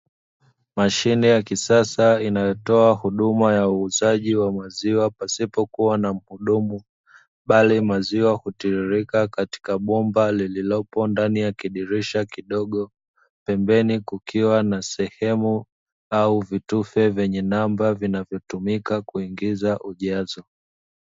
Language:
Swahili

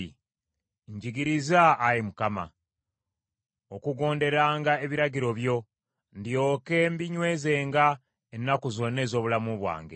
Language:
Ganda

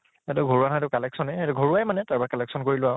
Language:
Assamese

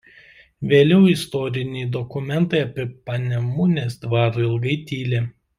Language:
Lithuanian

